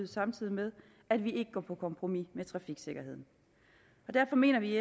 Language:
Danish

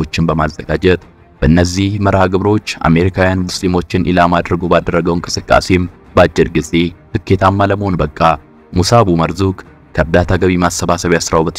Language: Arabic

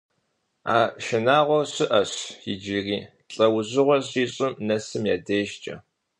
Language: Kabardian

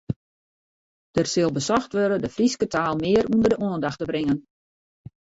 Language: Western Frisian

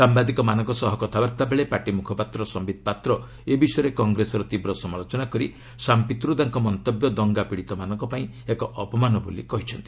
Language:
Odia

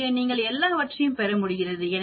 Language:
Tamil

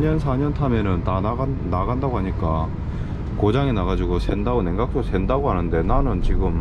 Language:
Korean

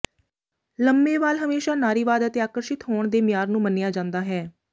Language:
Punjabi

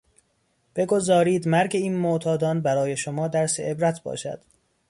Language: Persian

